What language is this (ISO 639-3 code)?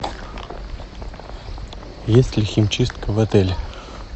rus